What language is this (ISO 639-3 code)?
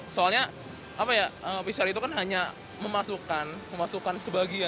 ind